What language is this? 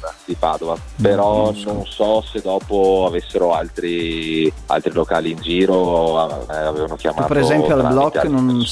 Italian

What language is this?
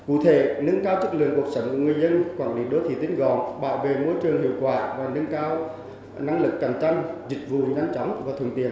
Vietnamese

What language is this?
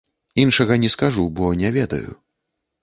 Belarusian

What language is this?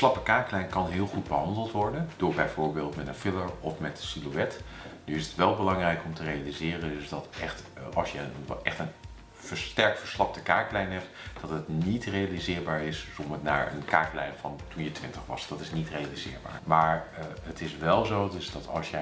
Dutch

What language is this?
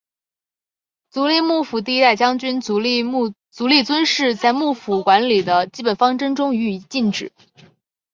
Chinese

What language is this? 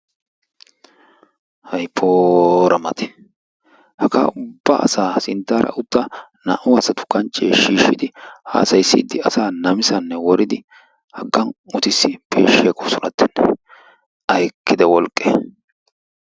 Wolaytta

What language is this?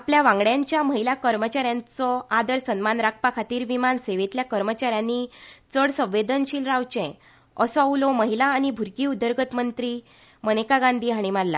Konkani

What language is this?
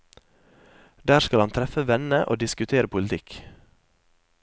Norwegian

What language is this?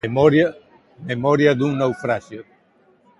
Galician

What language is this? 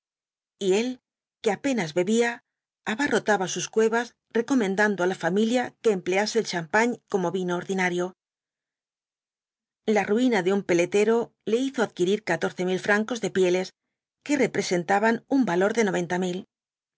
Spanish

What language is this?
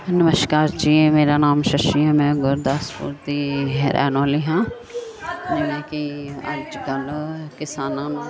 Punjabi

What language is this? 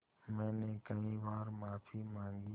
Hindi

